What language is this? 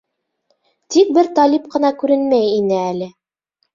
Bashkir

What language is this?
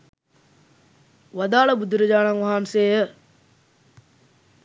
Sinhala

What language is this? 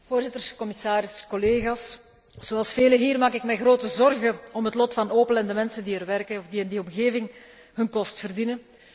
Dutch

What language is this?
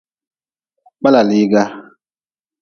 Nawdm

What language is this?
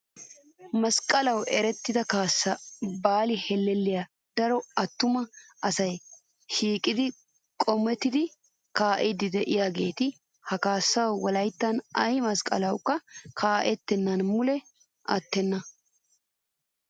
Wolaytta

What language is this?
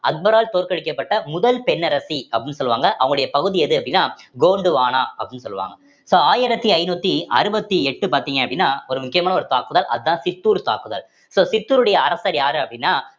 Tamil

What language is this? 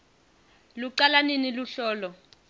Swati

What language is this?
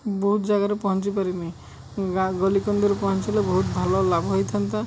Odia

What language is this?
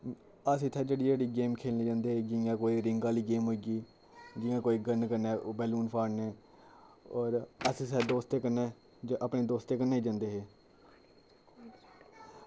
Dogri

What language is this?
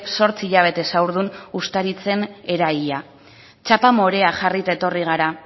Basque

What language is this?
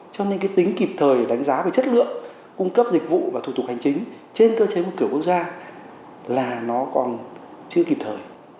Vietnamese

